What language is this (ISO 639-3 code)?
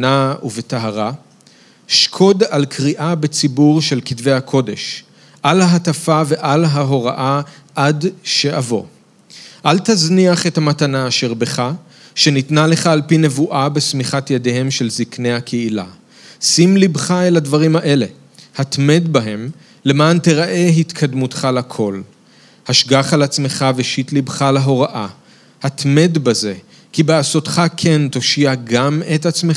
heb